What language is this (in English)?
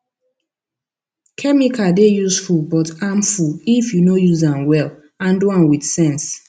Nigerian Pidgin